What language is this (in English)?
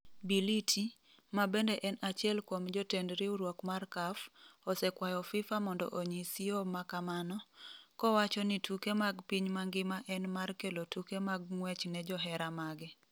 Luo (Kenya and Tanzania)